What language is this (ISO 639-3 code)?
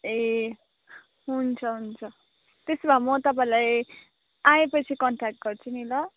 nep